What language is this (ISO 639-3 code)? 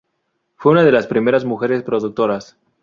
spa